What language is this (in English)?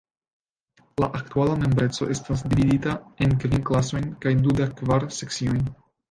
Esperanto